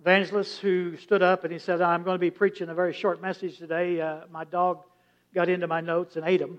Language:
English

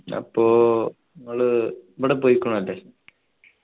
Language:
Malayalam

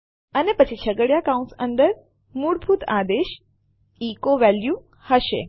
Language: Gujarati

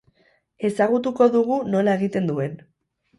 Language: Basque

